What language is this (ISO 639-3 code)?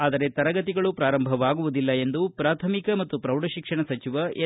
kan